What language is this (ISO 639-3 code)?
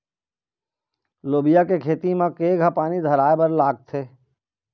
hne